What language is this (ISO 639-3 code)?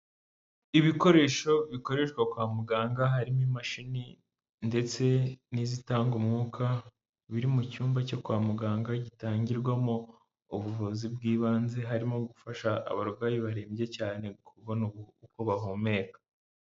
kin